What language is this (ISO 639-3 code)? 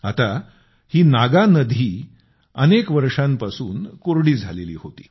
mar